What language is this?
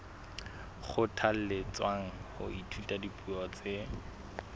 Southern Sotho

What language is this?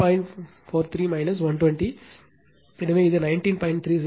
Tamil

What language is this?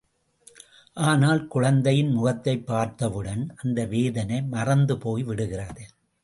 Tamil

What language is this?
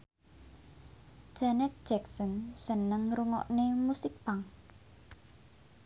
Javanese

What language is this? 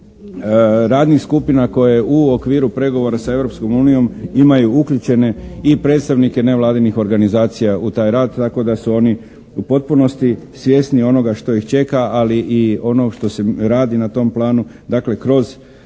Croatian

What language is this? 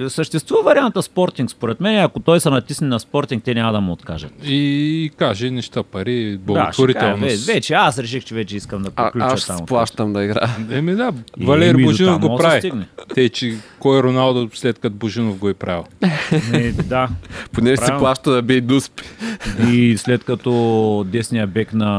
Bulgarian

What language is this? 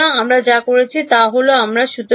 Bangla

